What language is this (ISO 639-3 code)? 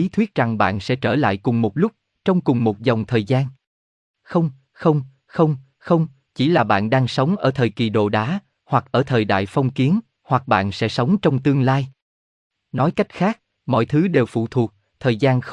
vie